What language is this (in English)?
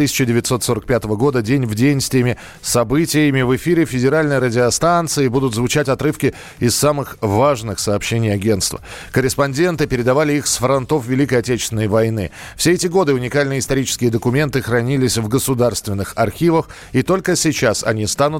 Russian